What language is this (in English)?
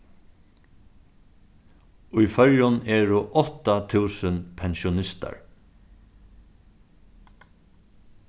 Faroese